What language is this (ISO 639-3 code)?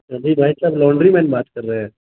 urd